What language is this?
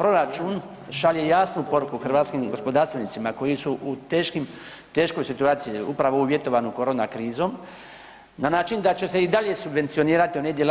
Croatian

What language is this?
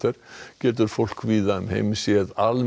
Icelandic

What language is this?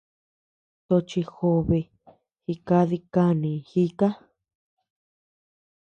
Tepeuxila Cuicatec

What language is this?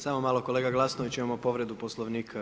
Croatian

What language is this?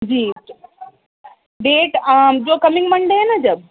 Urdu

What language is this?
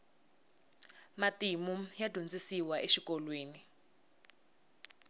Tsonga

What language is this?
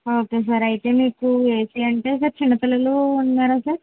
Telugu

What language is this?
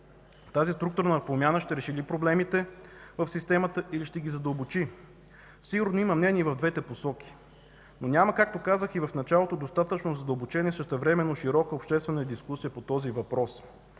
Bulgarian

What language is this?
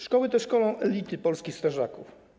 Polish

